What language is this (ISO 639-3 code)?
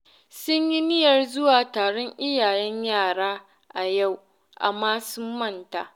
hau